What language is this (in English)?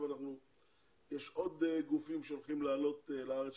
Hebrew